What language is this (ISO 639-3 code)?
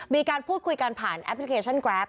tha